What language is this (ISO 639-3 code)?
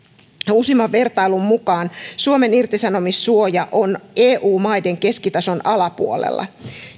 fin